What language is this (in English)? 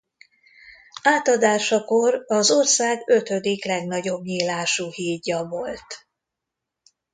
Hungarian